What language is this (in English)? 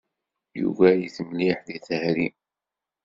Kabyle